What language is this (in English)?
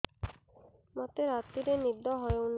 Odia